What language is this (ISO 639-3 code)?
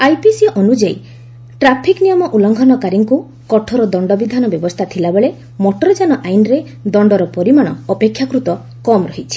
ori